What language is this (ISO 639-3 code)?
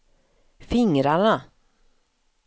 swe